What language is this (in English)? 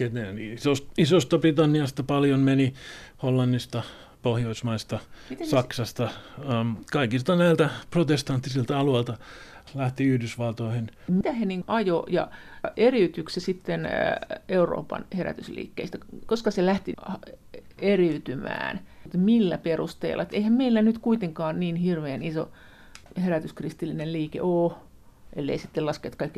Finnish